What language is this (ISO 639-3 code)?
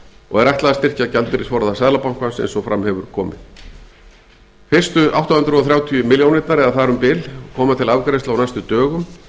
isl